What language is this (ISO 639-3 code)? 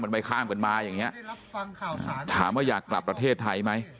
tha